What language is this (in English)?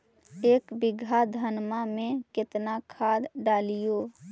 Magahi